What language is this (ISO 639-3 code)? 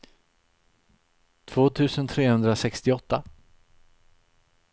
swe